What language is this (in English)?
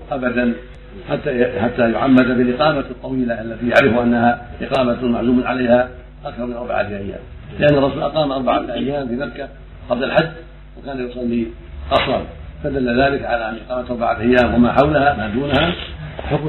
Arabic